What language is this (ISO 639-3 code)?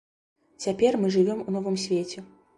bel